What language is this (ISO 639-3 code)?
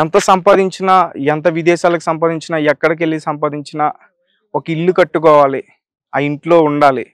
tel